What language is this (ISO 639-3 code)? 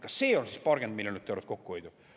est